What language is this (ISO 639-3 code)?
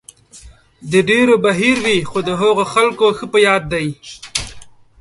pus